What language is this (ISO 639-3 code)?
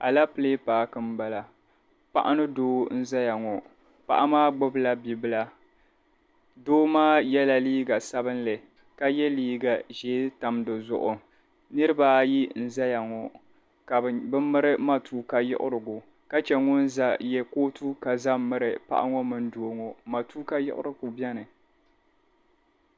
dag